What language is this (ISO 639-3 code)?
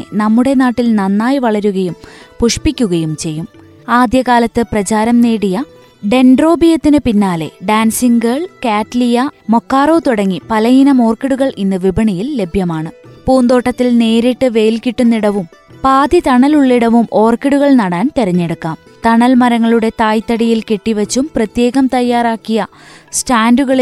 mal